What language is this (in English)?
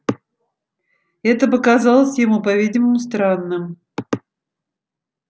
Russian